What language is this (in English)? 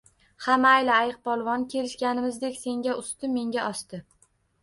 Uzbek